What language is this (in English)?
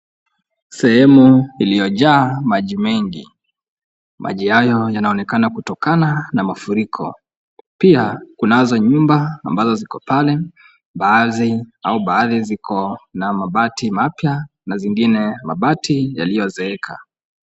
Swahili